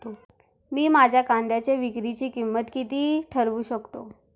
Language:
Marathi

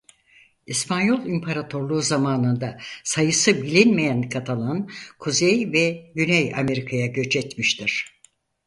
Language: Turkish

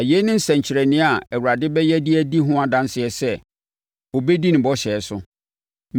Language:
Akan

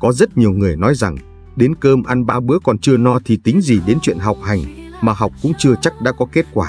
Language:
Vietnamese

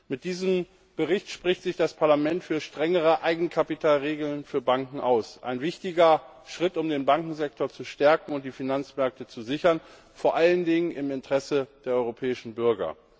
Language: German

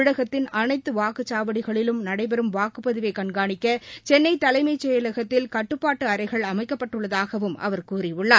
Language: Tamil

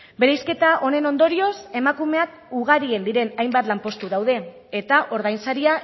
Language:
Basque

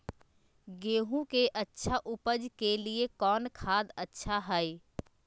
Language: Magahi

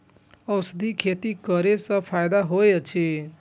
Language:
Maithili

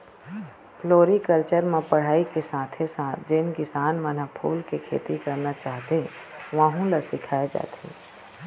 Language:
Chhattisgarhi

